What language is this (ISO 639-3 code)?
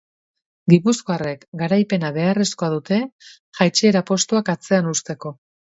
eus